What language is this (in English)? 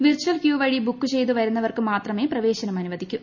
Malayalam